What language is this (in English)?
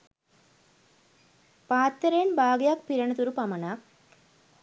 Sinhala